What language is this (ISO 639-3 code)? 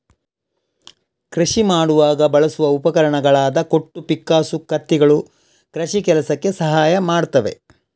kan